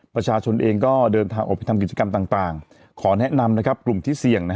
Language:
Thai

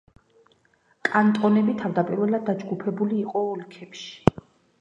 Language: Georgian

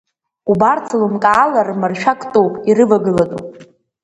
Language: Abkhazian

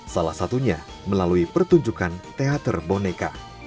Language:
Indonesian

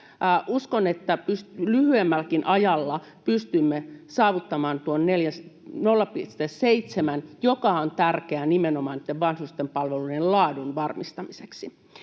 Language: Finnish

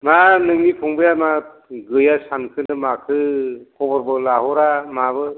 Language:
Bodo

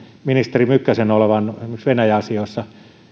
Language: Finnish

